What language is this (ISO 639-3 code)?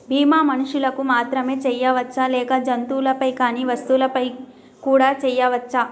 tel